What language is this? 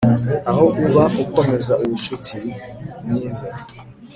Kinyarwanda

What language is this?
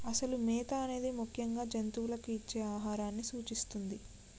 Telugu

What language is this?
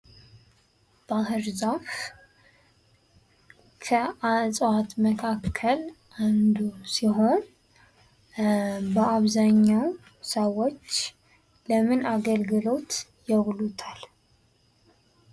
Amharic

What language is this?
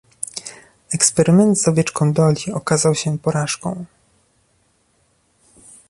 Polish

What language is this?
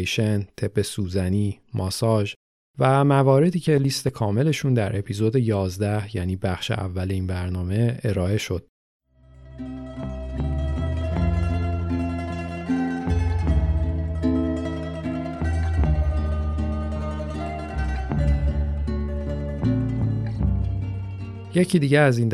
Persian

